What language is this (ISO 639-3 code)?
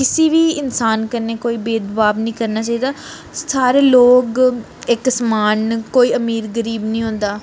doi